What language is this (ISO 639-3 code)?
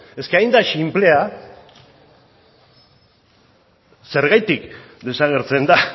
eus